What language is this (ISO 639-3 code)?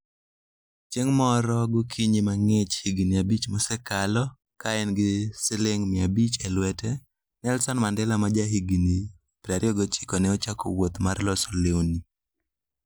luo